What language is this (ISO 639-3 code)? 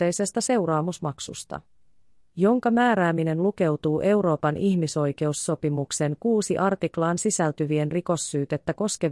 fin